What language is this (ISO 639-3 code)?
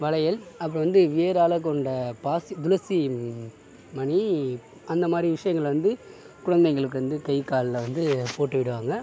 tam